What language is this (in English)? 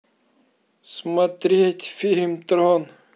Russian